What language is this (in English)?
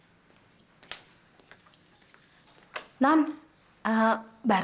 Indonesian